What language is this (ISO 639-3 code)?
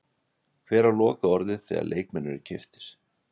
isl